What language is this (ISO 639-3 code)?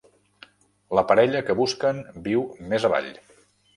cat